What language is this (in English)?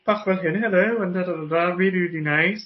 Welsh